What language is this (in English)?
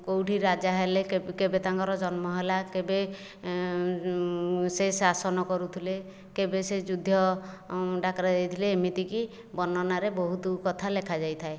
Odia